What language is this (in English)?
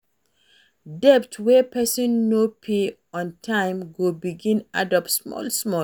Nigerian Pidgin